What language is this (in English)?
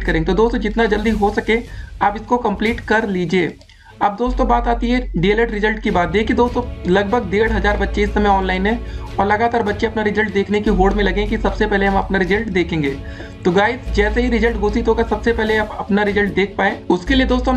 Hindi